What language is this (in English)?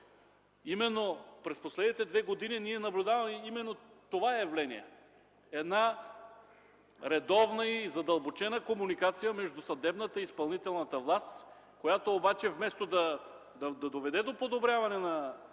Bulgarian